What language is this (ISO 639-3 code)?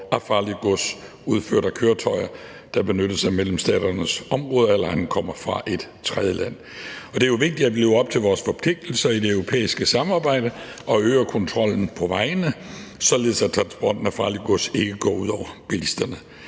dan